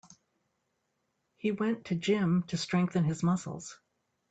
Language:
English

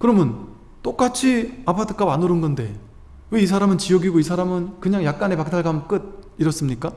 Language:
Korean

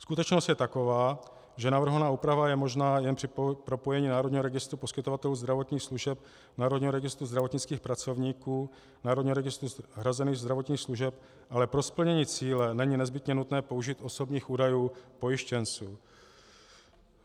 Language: Czech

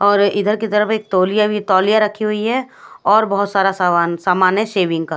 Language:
Hindi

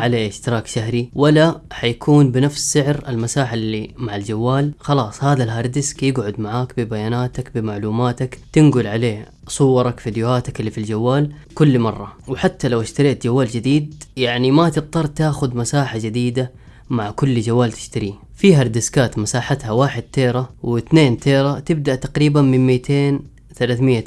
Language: Arabic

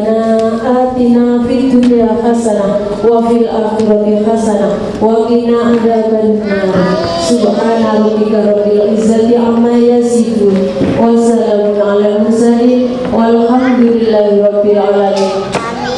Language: Indonesian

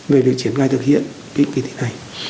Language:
Vietnamese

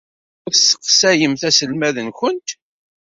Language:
Kabyle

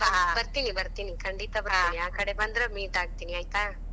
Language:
Kannada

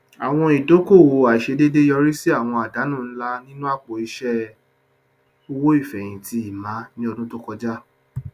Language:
Yoruba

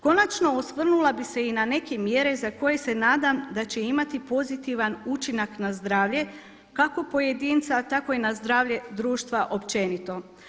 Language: Croatian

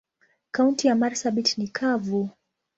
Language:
Swahili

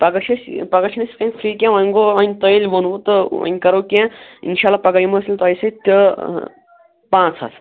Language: Kashmiri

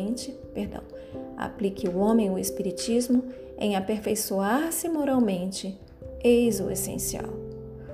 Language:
Portuguese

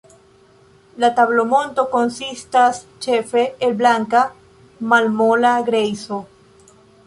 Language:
Esperanto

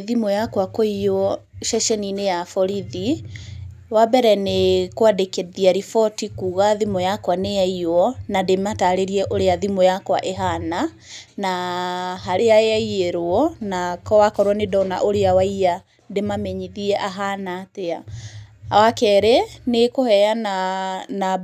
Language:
Kikuyu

